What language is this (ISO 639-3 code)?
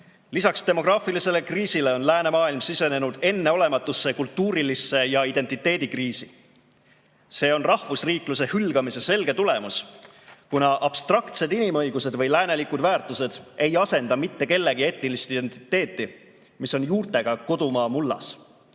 est